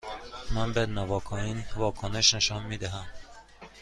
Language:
Persian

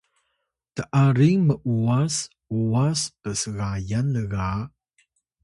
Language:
Atayal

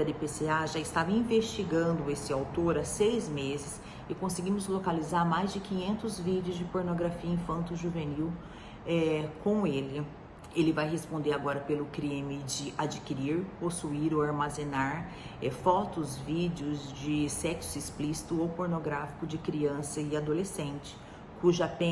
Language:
Portuguese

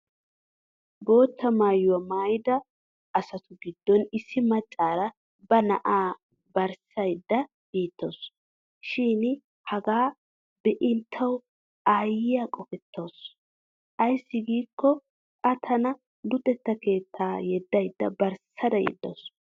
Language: Wolaytta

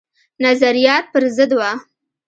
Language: Pashto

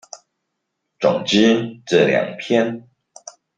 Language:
Chinese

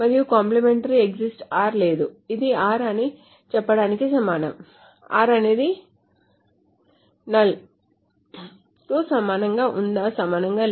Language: Telugu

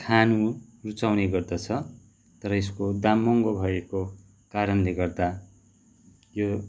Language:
Nepali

